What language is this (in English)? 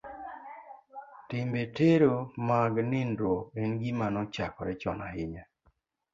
Luo (Kenya and Tanzania)